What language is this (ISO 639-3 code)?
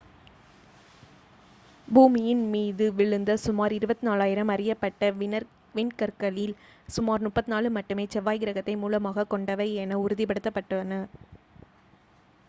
tam